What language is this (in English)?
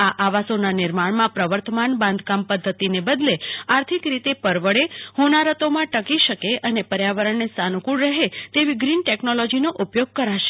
Gujarati